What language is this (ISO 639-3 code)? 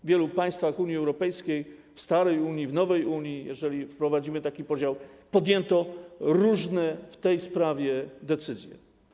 pol